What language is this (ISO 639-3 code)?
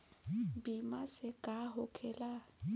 bho